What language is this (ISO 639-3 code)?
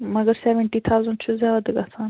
kas